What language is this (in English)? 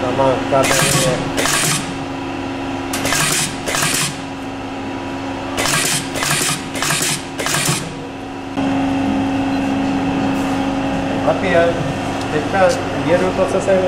Czech